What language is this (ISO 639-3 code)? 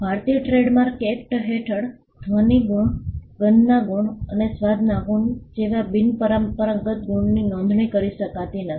guj